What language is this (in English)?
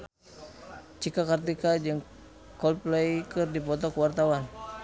Sundanese